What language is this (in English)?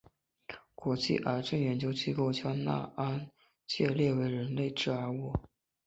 Chinese